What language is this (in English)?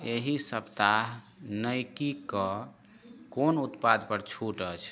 Maithili